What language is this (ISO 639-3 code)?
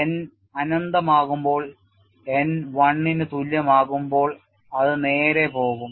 mal